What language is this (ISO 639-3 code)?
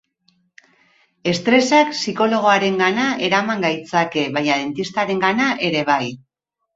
eus